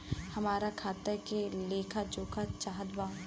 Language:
Bhojpuri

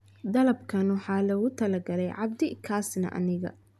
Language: Somali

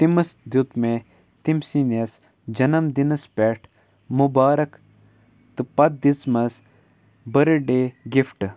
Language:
Kashmiri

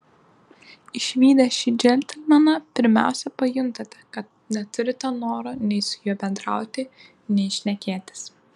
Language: Lithuanian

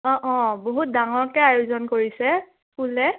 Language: Assamese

